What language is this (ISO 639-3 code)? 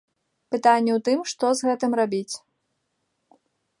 bel